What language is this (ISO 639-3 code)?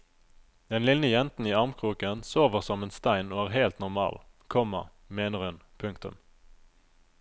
nor